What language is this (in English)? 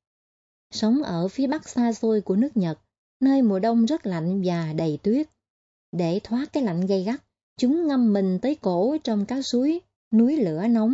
Vietnamese